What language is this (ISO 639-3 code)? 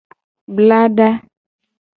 gej